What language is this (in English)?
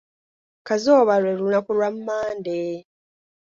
Ganda